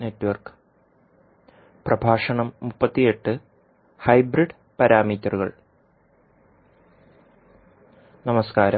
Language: Malayalam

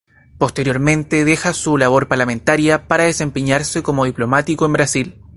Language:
Spanish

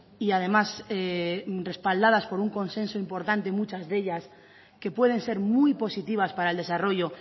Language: Spanish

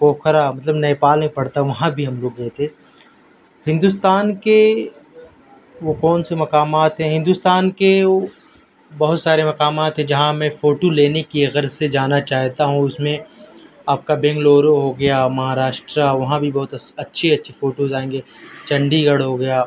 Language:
Urdu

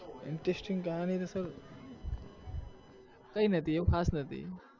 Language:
Gujarati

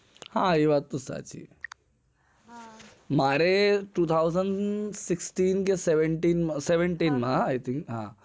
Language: Gujarati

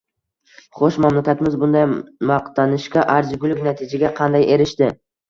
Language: Uzbek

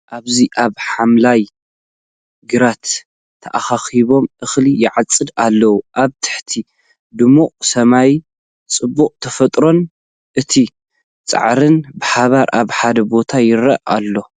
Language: Tigrinya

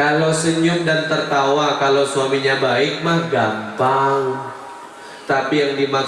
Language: Indonesian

